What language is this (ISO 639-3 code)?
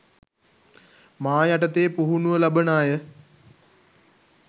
sin